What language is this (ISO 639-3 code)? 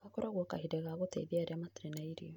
kik